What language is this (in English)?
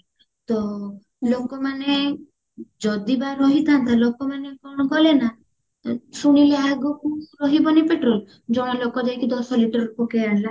Odia